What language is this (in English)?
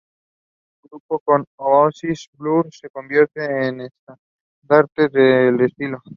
Spanish